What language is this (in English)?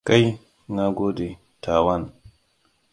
Hausa